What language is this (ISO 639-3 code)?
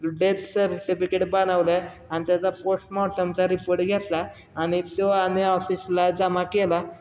mar